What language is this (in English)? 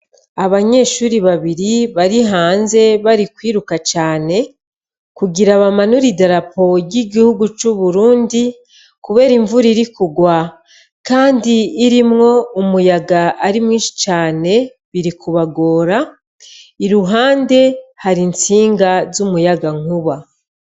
Rundi